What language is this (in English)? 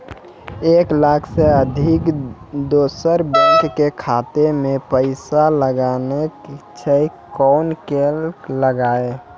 Maithili